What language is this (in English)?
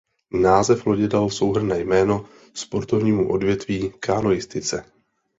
Czech